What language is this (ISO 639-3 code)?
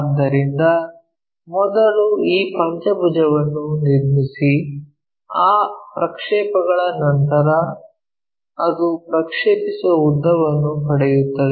kan